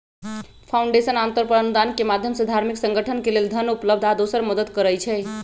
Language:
Magahi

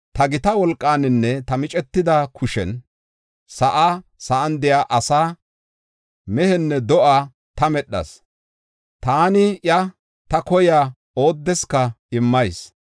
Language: Gofa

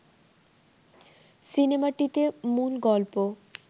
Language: Bangla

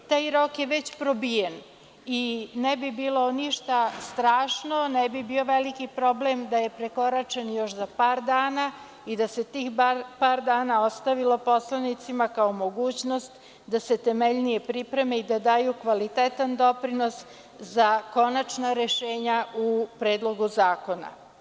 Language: Serbian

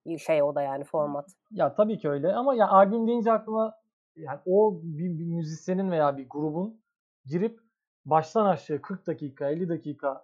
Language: Turkish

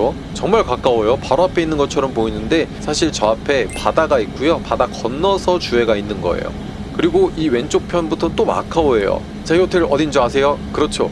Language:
Korean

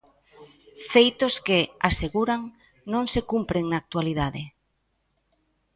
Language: Galician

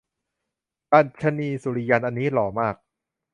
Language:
Thai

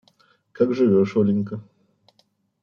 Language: Russian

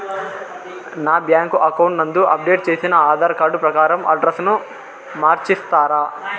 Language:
Telugu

